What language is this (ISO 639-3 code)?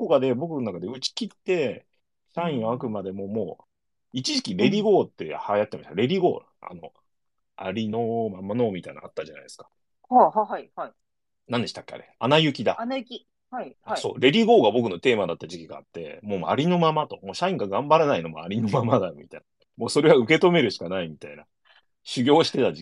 jpn